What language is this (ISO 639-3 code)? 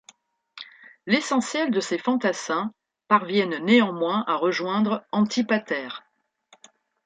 fra